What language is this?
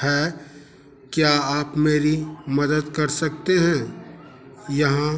Hindi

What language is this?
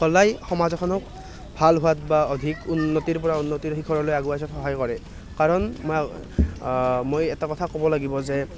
Assamese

